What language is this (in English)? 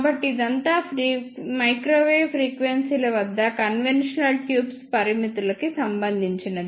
Telugu